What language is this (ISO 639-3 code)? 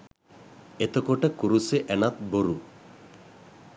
sin